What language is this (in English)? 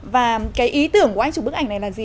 Vietnamese